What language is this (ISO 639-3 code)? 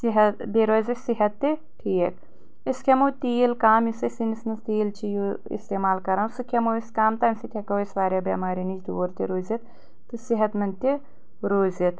kas